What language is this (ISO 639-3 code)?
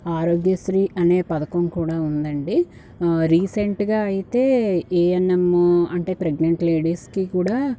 tel